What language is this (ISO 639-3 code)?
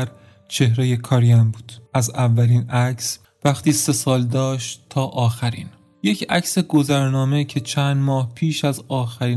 fas